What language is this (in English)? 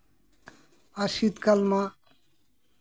Santali